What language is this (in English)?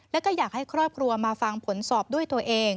Thai